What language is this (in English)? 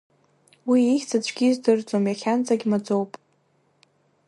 Abkhazian